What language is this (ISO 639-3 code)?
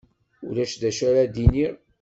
kab